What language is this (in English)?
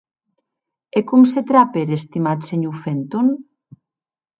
Occitan